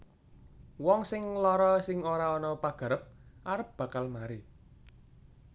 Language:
Javanese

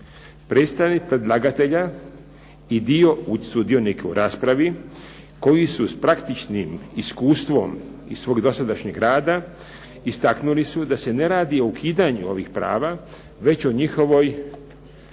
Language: Croatian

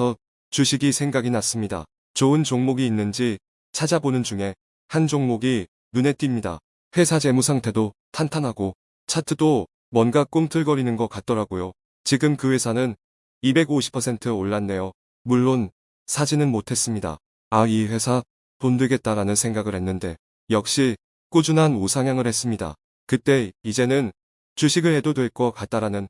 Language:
Korean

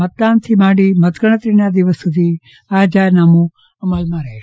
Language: Gujarati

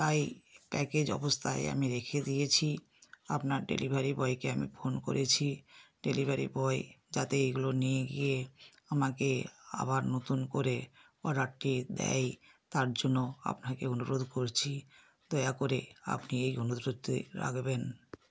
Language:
Bangla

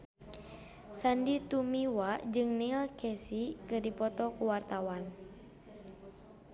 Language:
Sundanese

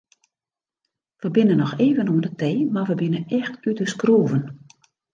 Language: Western Frisian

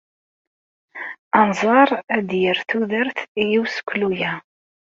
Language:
Kabyle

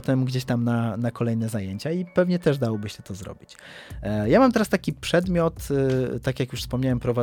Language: Polish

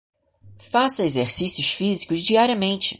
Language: Portuguese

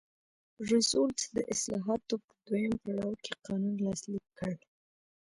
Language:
Pashto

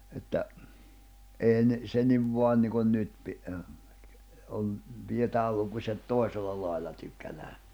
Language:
Finnish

